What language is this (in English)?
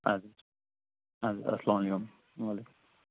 Kashmiri